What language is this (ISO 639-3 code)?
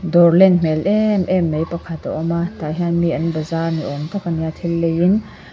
lus